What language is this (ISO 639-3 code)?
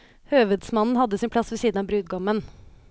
nor